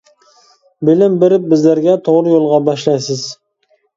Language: Uyghur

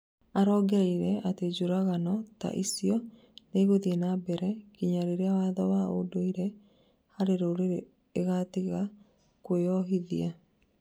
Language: Kikuyu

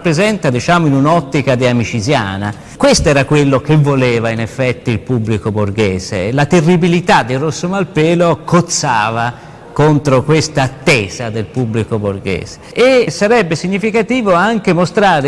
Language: Italian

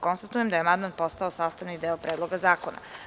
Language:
Serbian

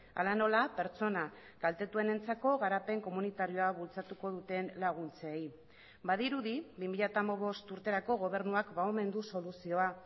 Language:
Basque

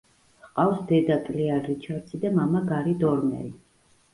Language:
Georgian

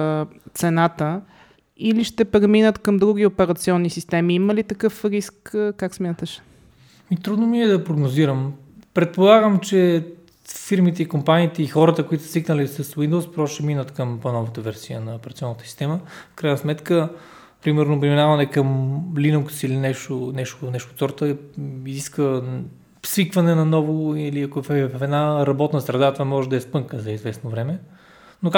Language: Bulgarian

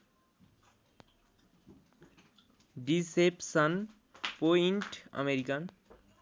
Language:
Nepali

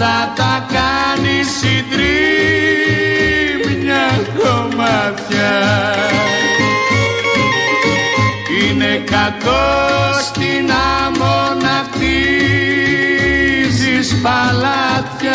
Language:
Greek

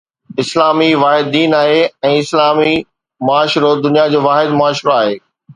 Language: Sindhi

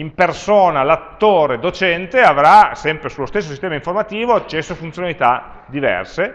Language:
Italian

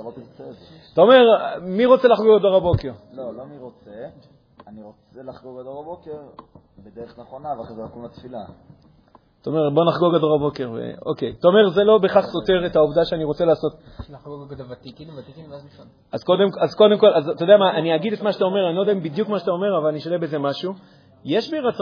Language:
Hebrew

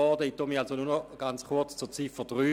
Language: Swiss German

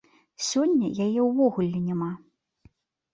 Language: Belarusian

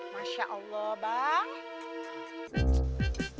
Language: Indonesian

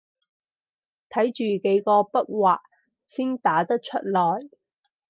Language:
Cantonese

